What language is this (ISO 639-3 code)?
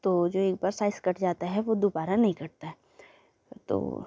hin